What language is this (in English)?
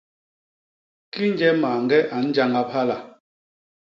Basaa